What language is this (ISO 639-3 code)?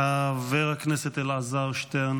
heb